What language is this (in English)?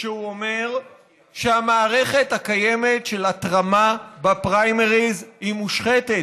Hebrew